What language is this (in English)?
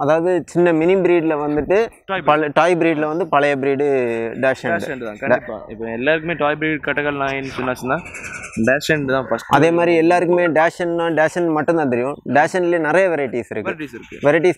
English